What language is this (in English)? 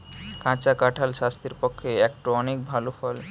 Bangla